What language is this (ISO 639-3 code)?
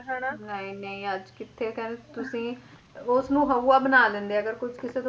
pan